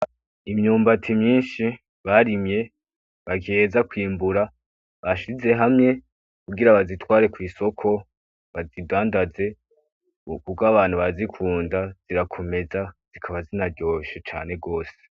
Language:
Rundi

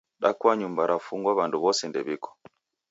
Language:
Taita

